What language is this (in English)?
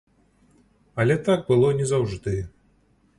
Belarusian